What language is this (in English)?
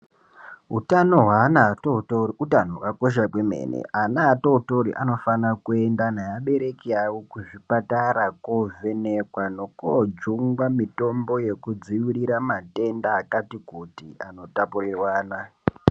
Ndau